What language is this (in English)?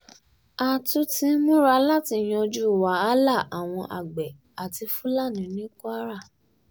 Yoruba